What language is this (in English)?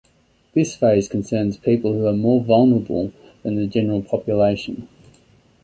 English